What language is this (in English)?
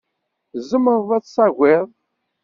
Kabyle